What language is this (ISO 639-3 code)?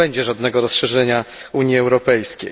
pol